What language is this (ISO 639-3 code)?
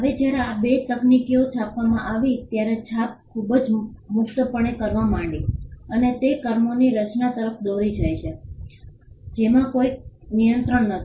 guj